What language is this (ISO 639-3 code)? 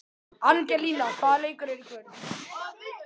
isl